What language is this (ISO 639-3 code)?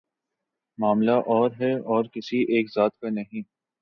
urd